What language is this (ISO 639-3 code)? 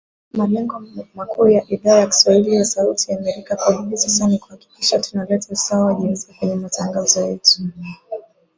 swa